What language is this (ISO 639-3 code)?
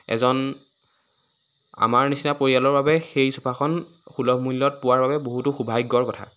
asm